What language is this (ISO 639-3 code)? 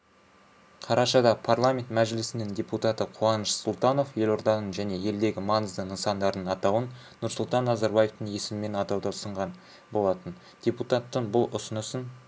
kaz